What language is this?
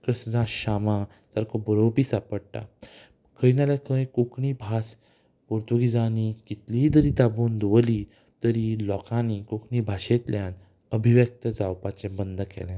Konkani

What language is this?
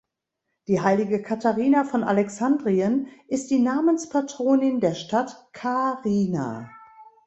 German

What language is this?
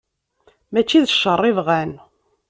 Kabyle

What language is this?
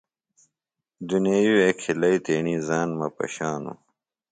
Phalura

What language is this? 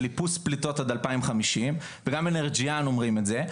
Hebrew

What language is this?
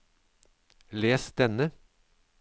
Norwegian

